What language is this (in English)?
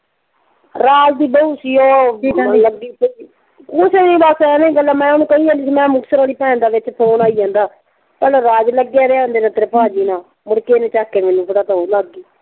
Punjabi